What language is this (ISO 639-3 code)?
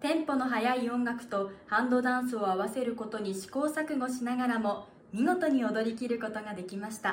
jpn